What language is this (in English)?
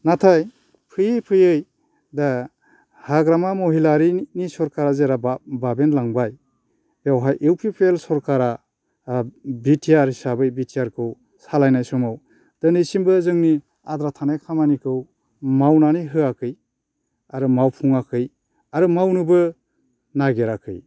Bodo